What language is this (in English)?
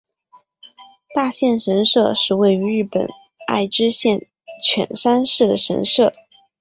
Chinese